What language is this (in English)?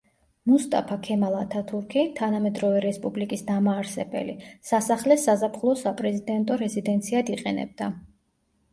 Georgian